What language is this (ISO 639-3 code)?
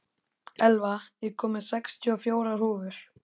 isl